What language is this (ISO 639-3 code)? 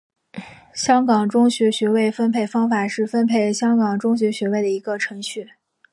zho